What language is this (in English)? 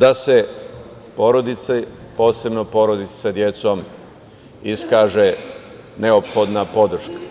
Serbian